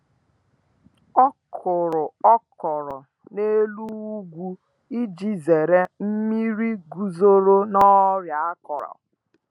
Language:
Igbo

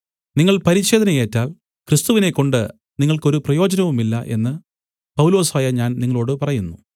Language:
Malayalam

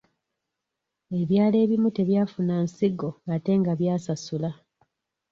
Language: Ganda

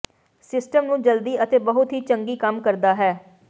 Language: Punjabi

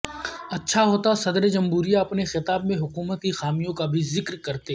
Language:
Urdu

